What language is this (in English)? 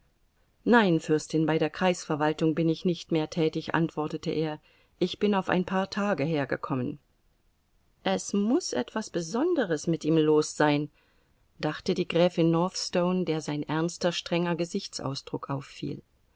German